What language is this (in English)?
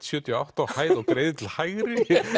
Icelandic